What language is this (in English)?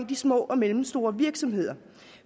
Danish